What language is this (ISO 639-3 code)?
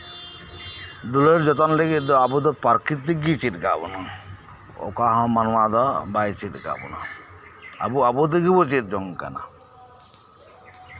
sat